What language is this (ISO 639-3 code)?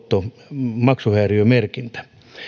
fin